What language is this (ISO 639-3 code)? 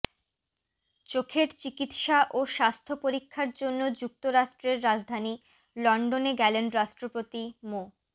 ben